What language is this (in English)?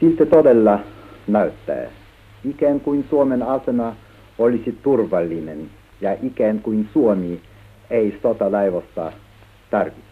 Finnish